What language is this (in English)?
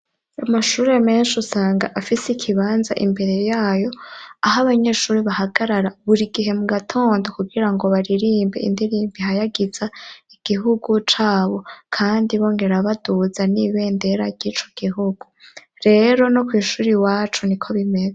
Rundi